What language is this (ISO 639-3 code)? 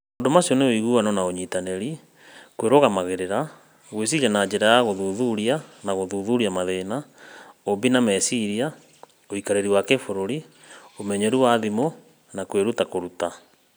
kik